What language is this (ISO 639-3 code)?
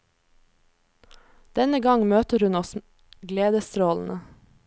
nor